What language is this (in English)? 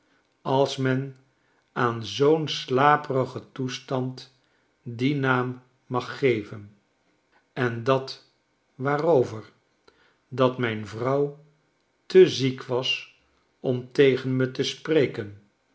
Dutch